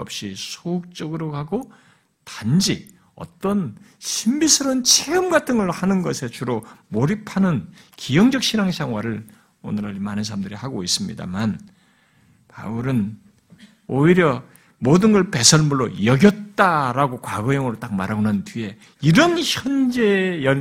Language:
Korean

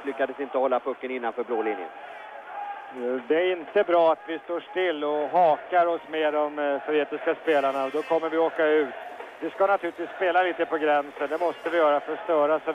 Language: Swedish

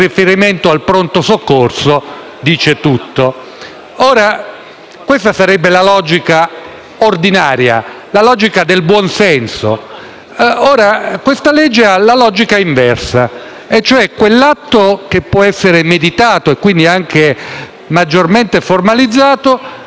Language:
Italian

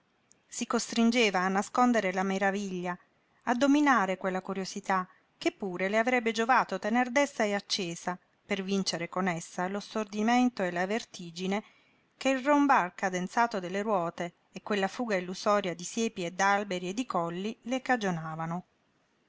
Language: Italian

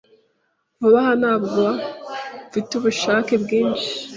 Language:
Kinyarwanda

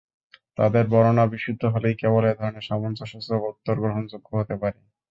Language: Bangla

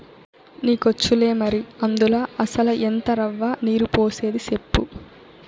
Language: Telugu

